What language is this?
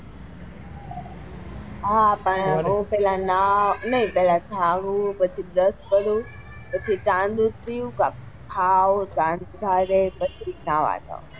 Gujarati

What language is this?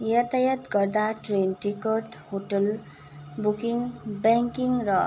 Nepali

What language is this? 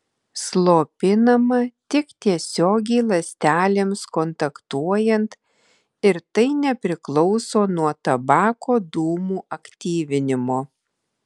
Lithuanian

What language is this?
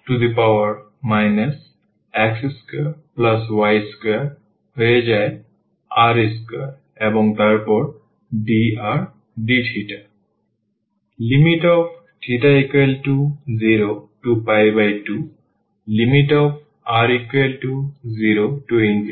Bangla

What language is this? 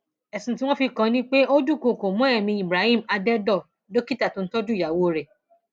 Yoruba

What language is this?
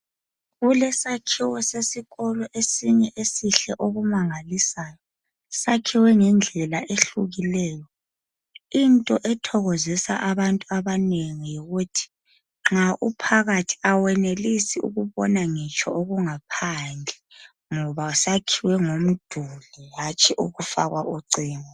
North Ndebele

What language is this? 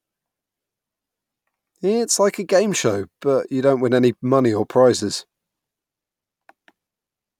English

